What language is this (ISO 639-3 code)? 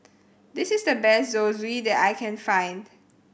eng